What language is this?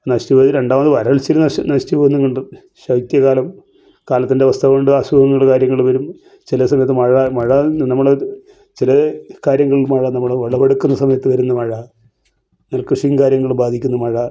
Malayalam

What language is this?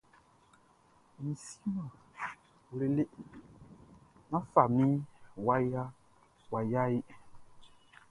Baoulé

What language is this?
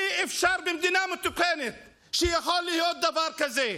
Hebrew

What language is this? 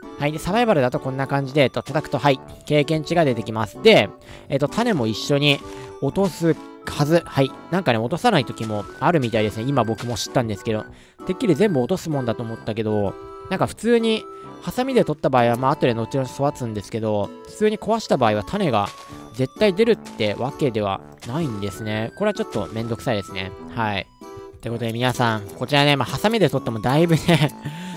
Japanese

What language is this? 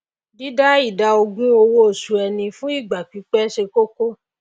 Yoruba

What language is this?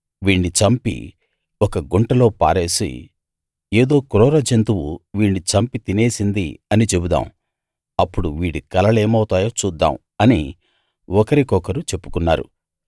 Telugu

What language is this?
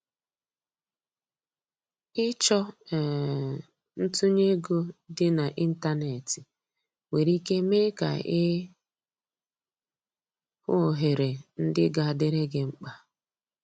Igbo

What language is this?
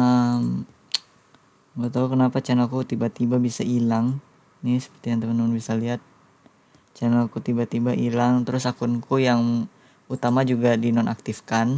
Indonesian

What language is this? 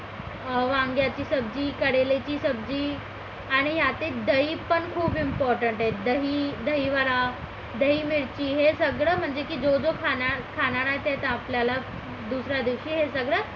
Marathi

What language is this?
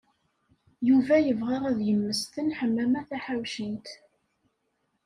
Kabyle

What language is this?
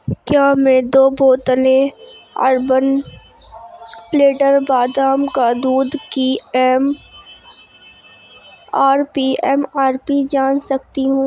Urdu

